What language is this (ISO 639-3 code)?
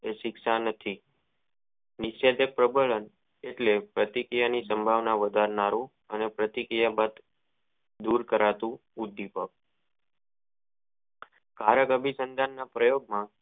guj